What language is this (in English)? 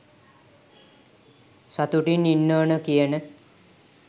Sinhala